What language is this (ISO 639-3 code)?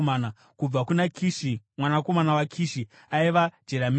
sna